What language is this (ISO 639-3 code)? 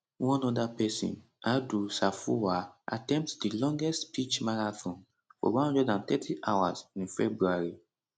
pcm